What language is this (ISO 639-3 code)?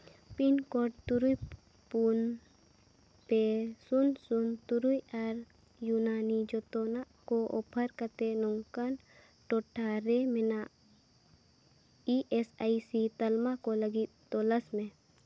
sat